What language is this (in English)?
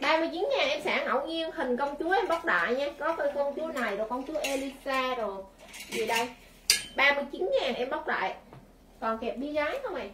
Vietnamese